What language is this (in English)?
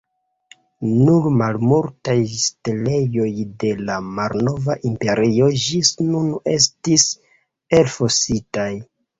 Esperanto